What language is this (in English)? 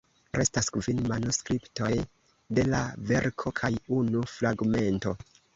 Esperanto